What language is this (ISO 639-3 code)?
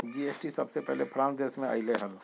mag